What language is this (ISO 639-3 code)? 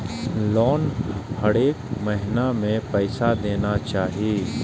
mai